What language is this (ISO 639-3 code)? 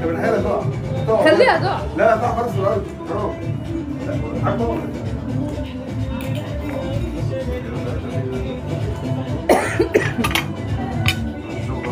ara